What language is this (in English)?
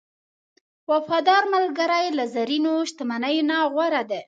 Pashto